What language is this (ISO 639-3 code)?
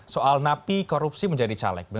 ind